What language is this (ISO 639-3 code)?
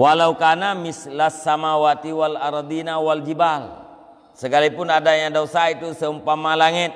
msa